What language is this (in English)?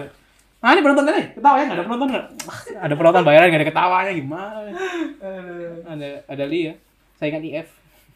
Indonesian